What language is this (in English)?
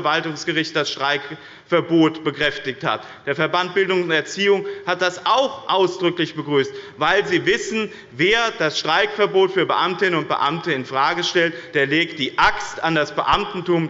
German